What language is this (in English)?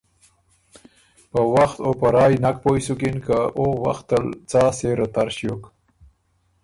Ormuri